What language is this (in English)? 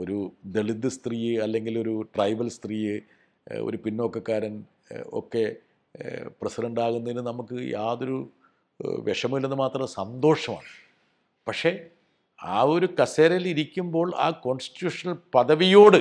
Malayalam